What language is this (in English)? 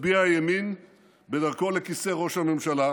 Hebrew